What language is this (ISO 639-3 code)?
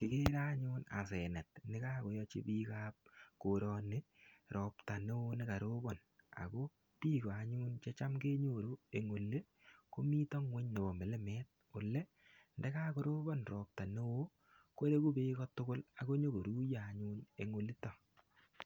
kln